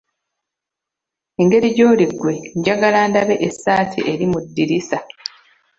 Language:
Ganda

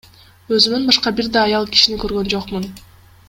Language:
Kyrgyz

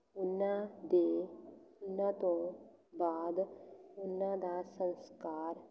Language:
Punjabi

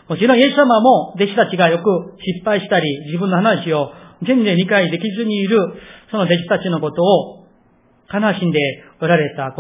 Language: Japanese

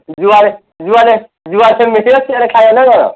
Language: Odia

